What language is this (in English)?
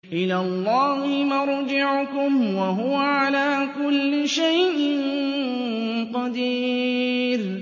Arabic